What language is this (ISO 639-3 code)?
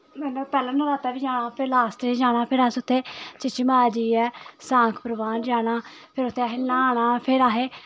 doi